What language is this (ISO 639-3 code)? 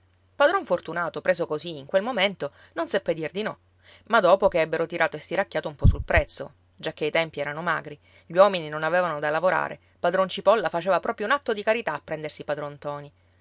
ita